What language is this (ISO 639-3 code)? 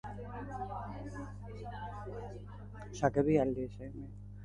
eus